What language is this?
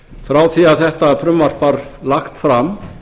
Icelandic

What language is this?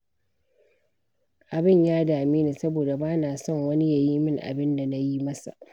Hausa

